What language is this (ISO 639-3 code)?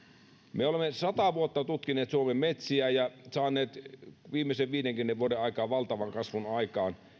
fin